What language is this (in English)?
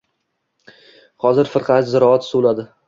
Uzbek